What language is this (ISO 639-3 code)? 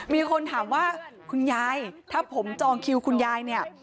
tha